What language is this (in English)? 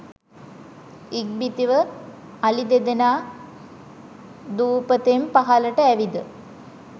Sinhala